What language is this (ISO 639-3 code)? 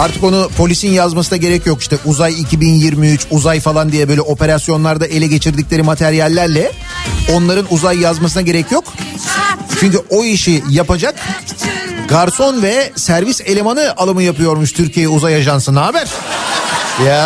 tur